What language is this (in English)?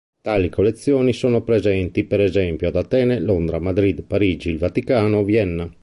Italian